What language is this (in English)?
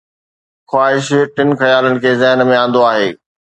Sindhi